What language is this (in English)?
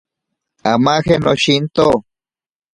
Ashéninka Perené